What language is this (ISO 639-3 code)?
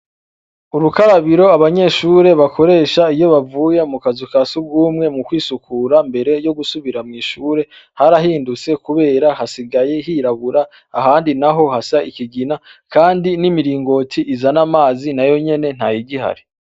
run